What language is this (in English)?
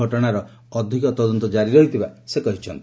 Odia